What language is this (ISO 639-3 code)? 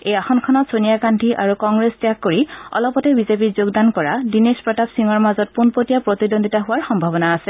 asm